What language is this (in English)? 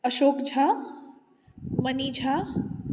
Maithili